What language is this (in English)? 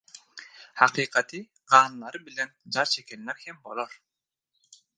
Turkmen